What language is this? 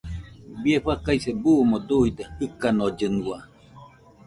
Nüpode Huitoto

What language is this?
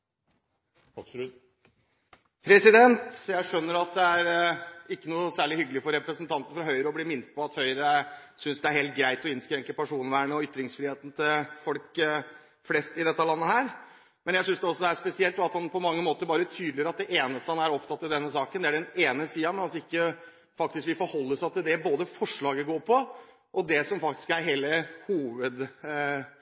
Norwegian Bokmål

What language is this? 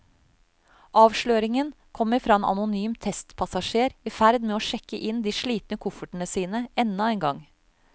Norwegian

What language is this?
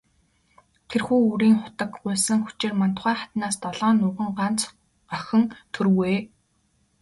Mongolian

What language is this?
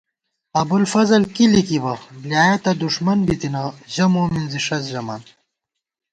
Gawar-Bati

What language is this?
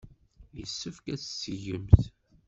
Kabyle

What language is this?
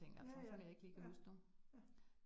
Danish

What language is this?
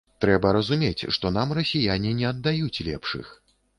Belarusian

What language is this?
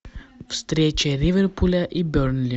Russian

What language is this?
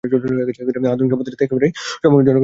Bangla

